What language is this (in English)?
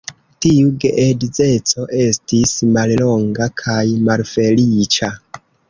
Esperanto